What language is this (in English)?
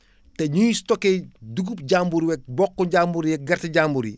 Wolof